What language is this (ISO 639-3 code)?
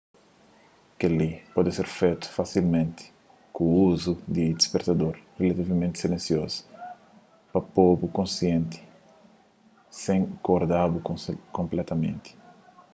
kea